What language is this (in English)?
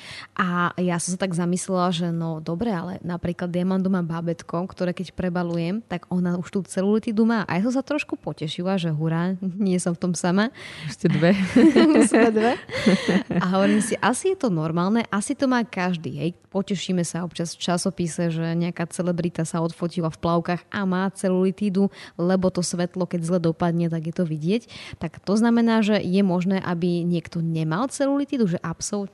Slovak